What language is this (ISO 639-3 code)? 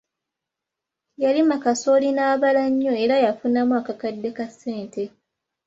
lug